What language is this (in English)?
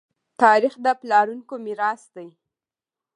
Pashto